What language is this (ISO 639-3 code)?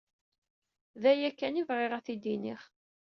kab